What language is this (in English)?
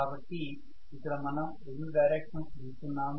Telugu